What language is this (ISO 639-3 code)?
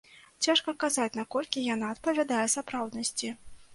bel